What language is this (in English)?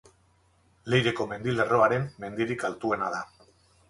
Basque